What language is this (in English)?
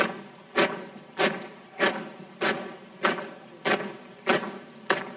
Indonesian